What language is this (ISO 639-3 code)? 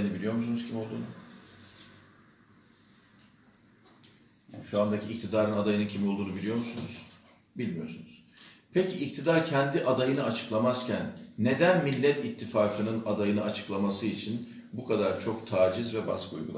tur